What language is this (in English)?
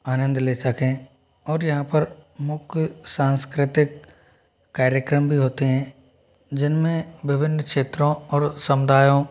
Hindi